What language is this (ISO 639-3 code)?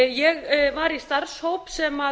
isl